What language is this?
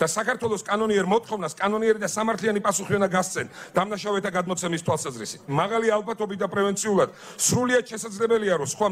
Romanian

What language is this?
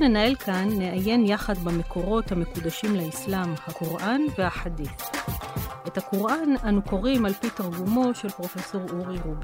Hebrew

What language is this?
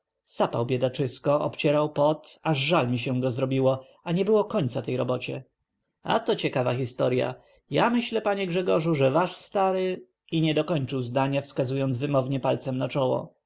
Polish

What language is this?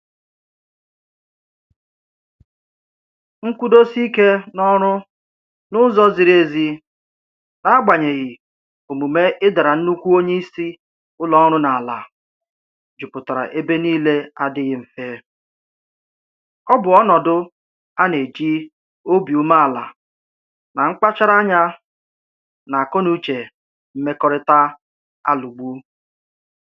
Igbo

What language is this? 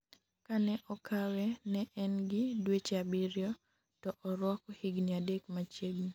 Luo (Kenya and Tanzania)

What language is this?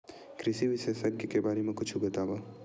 Chhattisgarhi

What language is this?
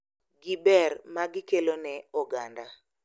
Luo (Kenya and Tanzania)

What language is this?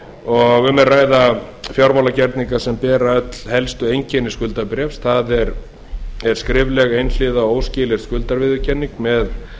Icelandic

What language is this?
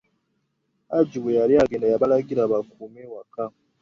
Ganda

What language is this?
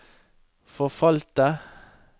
Norwegian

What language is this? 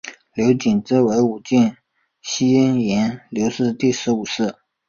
Chinese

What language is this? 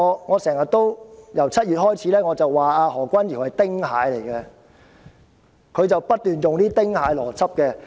Cantonese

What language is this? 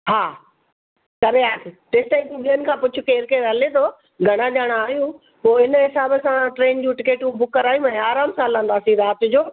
Sindhi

